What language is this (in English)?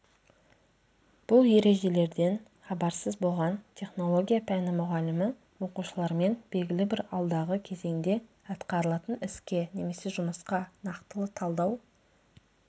Kazakh